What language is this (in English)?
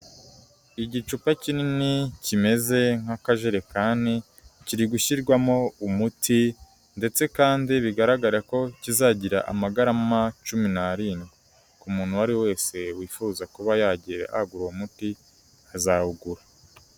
Kinyarwanda